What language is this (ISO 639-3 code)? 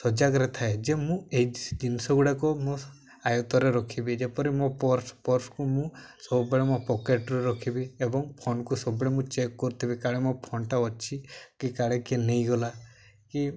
ori